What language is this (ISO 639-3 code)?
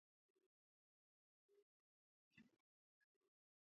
kat